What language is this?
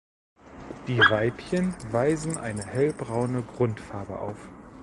German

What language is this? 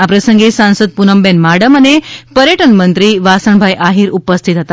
Gujarati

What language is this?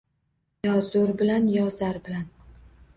Uzbek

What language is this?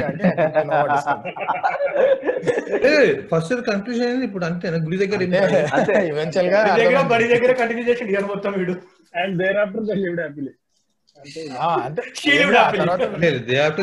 Telugu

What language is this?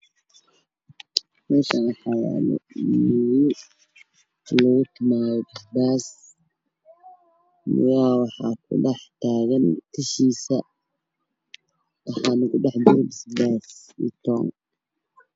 Somali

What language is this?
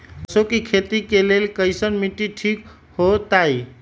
Magahi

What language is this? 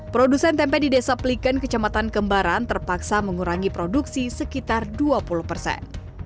Indonesian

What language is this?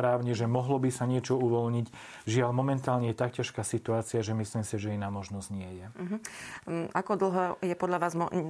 Slovak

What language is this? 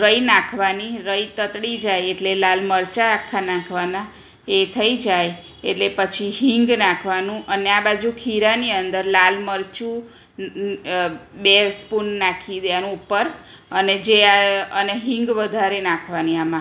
Gujarati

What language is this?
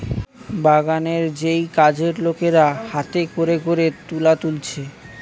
Bangla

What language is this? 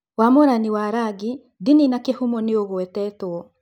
Kikuyu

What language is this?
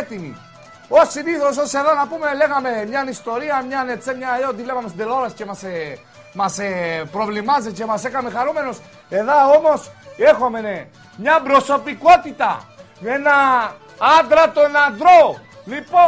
Greek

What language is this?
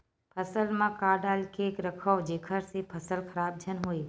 Chhattisgarhi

